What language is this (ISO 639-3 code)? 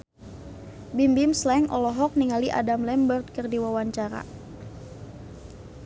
sun